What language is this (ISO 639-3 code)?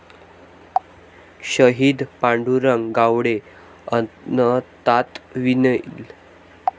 mar